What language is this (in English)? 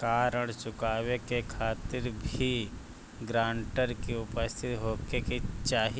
Bhojpuri